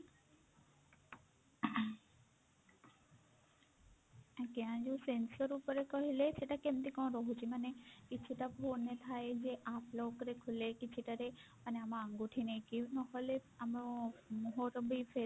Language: Odia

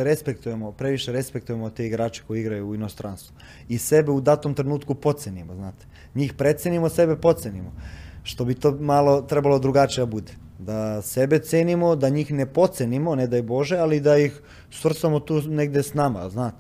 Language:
Croatian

